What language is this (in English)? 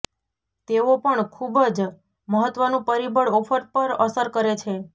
Gujarati